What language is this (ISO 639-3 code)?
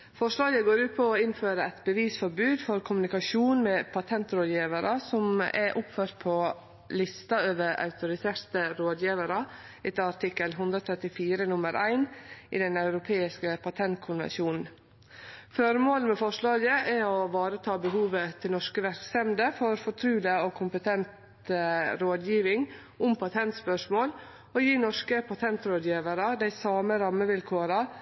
nno